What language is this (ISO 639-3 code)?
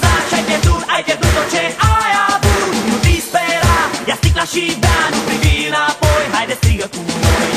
ron